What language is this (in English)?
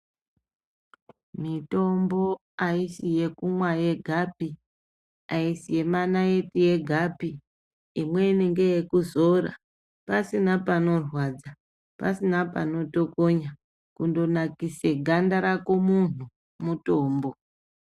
Ndau